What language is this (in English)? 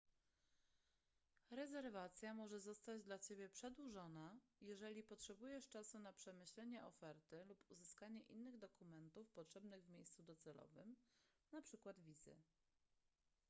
Polish